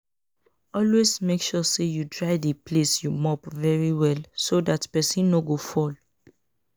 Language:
Nigerian Pidgin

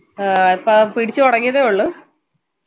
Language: Malayalam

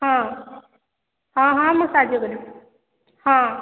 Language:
Odia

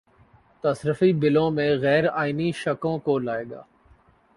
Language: Urdu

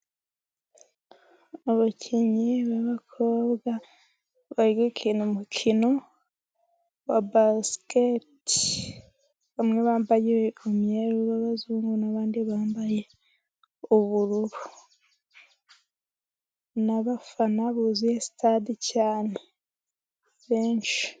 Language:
Kinyarwanda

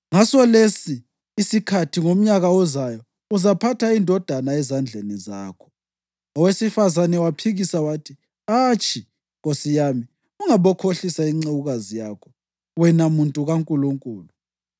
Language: North Ndebele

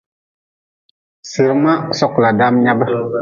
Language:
Nawdm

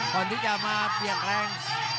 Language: Thai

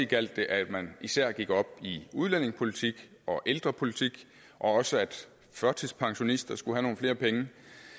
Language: Danish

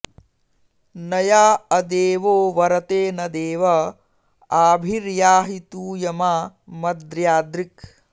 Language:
Sanskrit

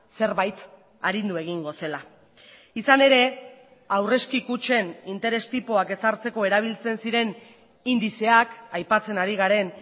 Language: Basque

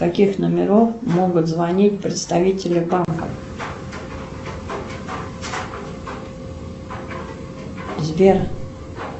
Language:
Russian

